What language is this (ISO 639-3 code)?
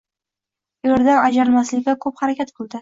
uzb